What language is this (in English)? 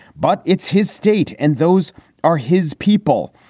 English